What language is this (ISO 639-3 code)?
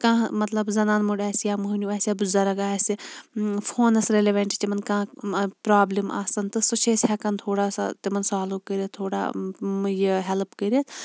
kas